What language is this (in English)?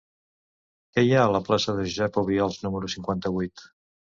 Catalan